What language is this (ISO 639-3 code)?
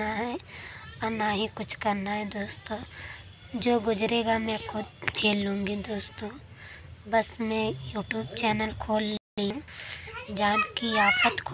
hin